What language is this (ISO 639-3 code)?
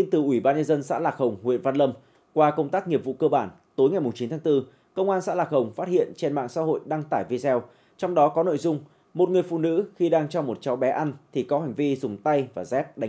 vie